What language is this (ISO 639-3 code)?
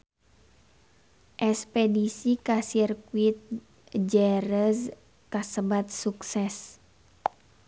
sun